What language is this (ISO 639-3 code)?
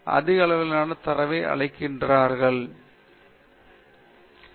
tam